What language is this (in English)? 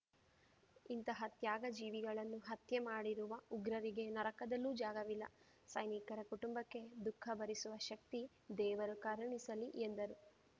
Kannada